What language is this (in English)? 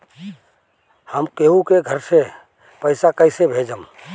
Bhojpuri